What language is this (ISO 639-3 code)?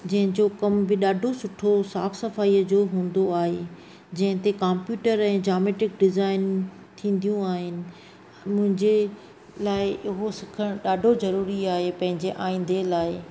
snd